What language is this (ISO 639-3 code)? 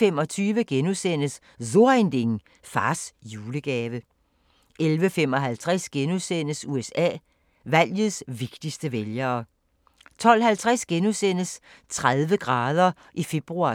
dan